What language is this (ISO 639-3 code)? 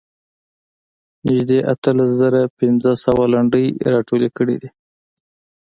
pus